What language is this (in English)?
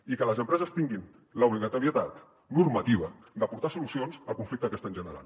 Catalan